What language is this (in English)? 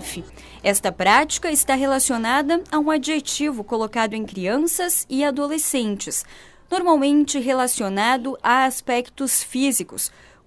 Portuguese